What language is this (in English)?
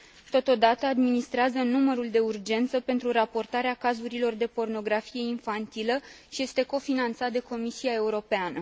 Romanian